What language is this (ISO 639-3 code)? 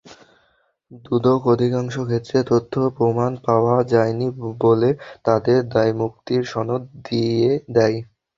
ben